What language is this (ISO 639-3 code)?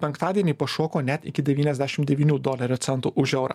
lit